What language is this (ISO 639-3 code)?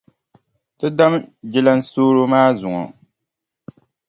dag